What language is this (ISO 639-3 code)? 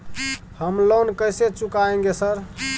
mai